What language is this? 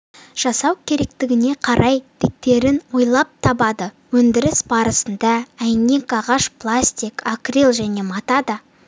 Kazakh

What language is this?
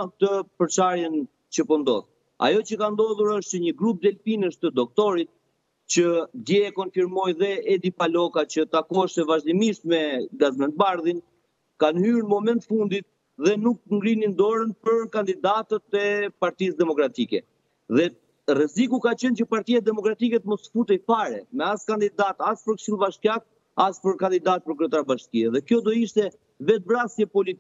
Romanian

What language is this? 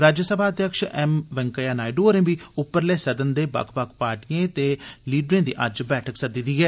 Dogri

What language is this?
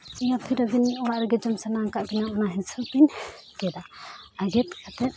Santali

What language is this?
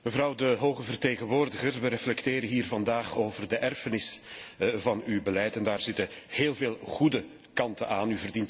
Dutch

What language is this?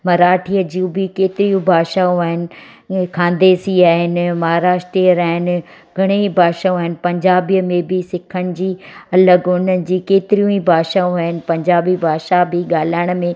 Sindhi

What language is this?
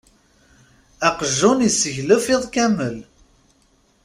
Kabyle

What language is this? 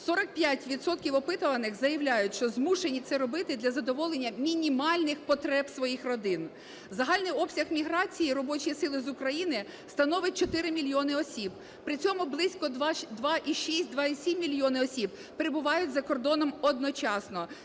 Ukrainian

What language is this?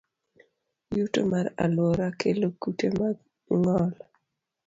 Luo (Kenya and Tanzania)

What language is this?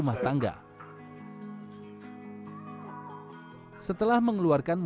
Indonesian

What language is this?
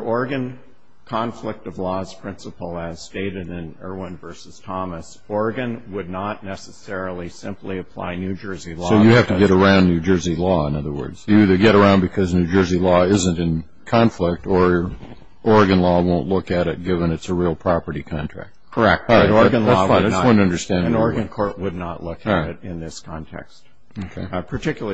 English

